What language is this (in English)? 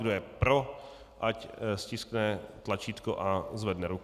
Czech